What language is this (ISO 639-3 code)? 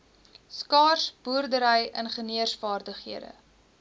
afr